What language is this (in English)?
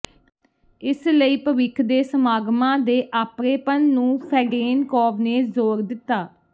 Punjabi